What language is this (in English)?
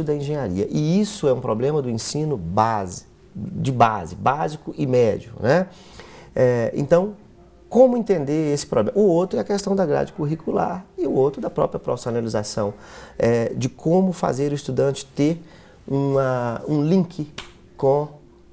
Portuguese